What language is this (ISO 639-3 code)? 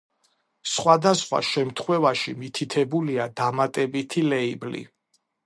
kat